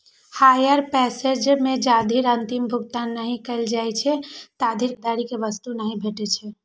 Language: Maithili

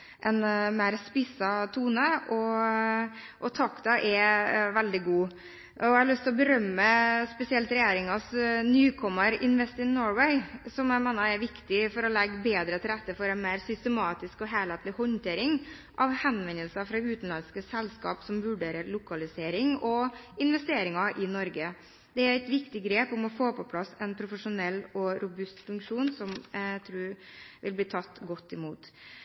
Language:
Norwegian Bokmål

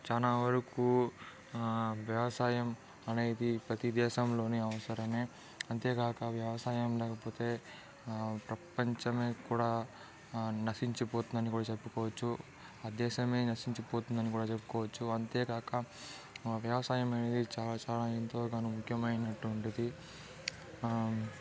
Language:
Telugu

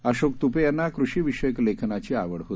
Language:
Marathi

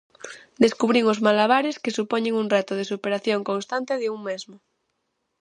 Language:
Galician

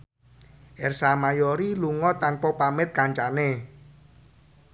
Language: Javanese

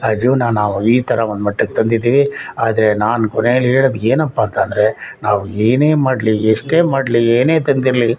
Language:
Kannada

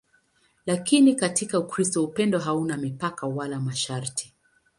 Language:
Swahili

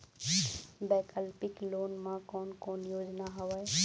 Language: Chhattisgarhi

